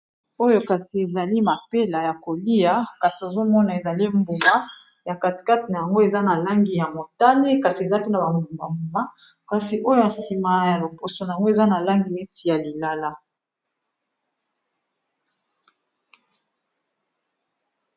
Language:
Lingala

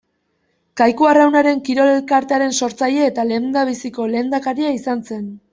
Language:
Basque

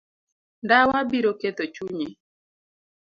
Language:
Luo (Kenya and Tanzania)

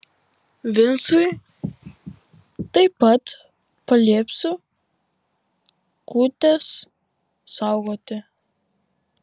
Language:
Lithuanian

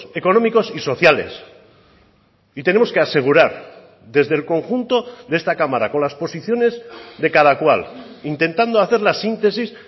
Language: Spanish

